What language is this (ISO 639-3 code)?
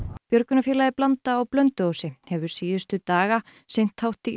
isl